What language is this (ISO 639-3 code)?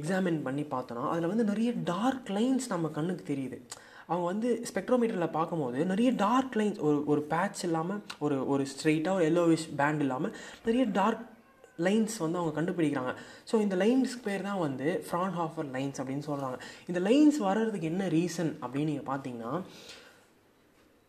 tam